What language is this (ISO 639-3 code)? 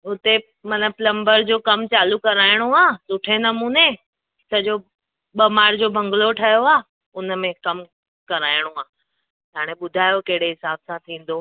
snd